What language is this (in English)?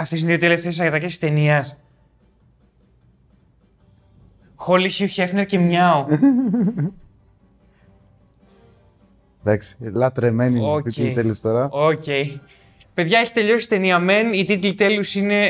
Greek